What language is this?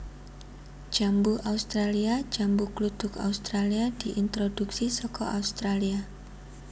Javanese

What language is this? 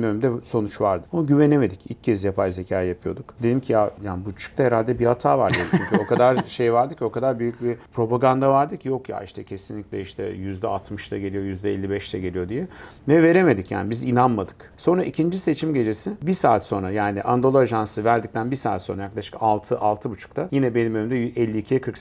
Turkish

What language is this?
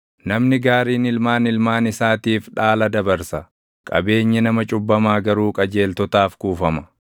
Oromo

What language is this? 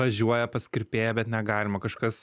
Lithuanian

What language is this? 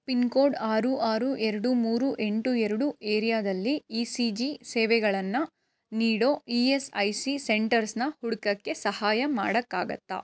Kannada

